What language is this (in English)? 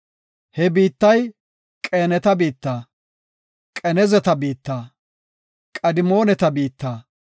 Gofa